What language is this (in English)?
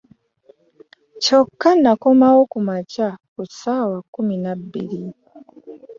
Ganda